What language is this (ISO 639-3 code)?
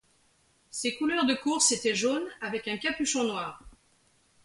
fra